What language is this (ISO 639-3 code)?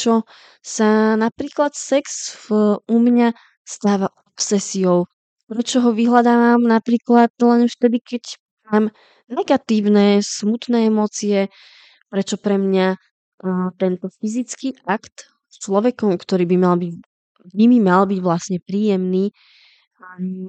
slk